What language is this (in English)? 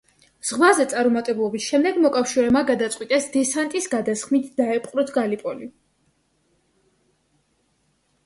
Georgian